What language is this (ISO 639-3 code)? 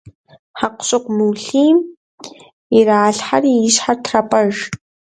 kbd